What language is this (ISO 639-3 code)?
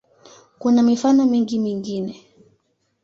swa